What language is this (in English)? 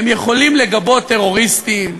Hebrew